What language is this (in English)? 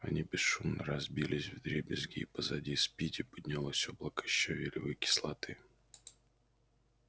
Russian